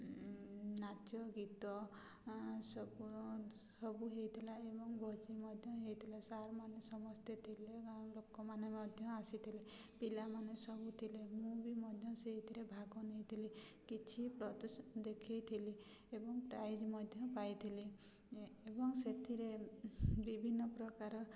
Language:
Odia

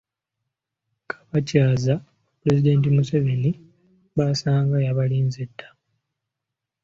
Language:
Ganda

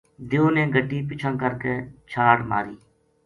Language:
Gujari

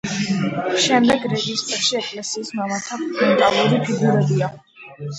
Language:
Georgian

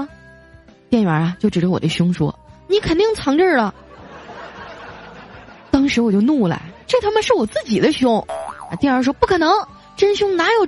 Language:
Chinese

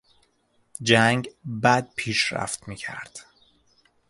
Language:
Persian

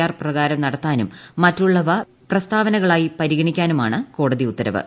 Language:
Malayalam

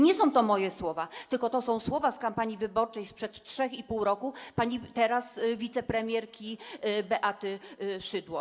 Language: Polish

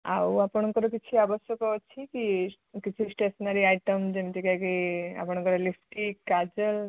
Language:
Odia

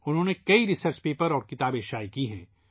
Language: Urdu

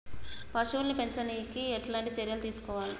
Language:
Telugu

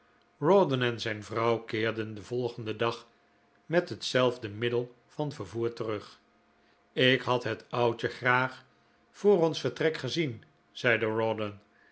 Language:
Dutch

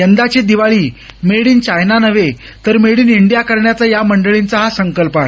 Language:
Marathi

